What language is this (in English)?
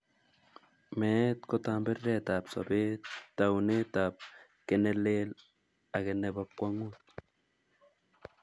Kalenjin